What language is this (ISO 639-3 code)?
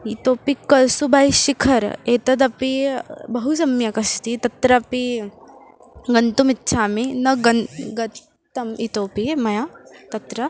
san